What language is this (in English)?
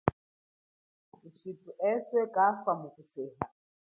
Chokwe